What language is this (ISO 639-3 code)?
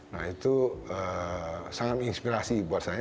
ind